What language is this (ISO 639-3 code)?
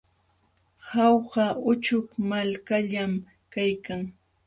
qxw